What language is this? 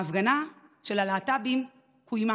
Hebrew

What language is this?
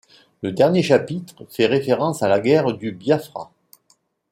French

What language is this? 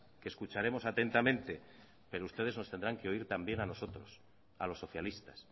Spanish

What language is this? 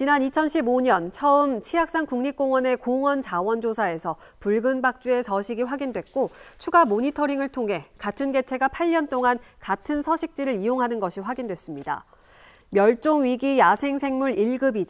Korean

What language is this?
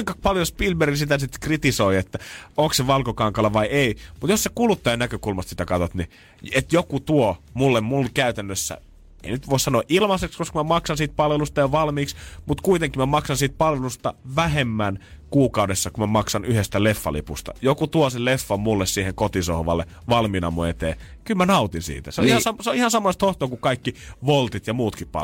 Finnish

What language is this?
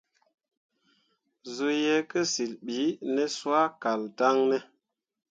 Mundang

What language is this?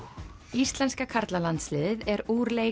Icelandic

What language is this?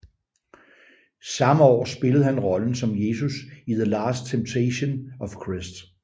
Danish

